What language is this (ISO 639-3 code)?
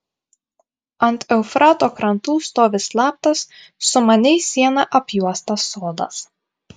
lit